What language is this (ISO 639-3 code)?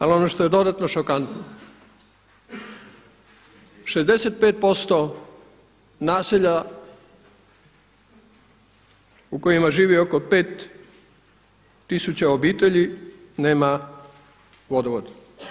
hrv